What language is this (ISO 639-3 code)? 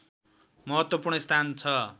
nep